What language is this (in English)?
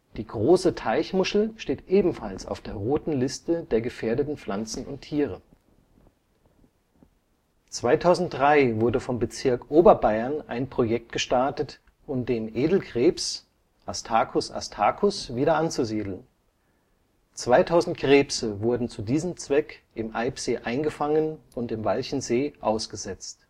German